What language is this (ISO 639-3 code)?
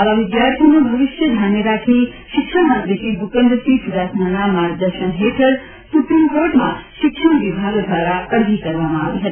guj